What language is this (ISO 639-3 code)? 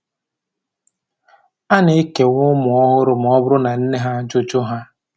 ibo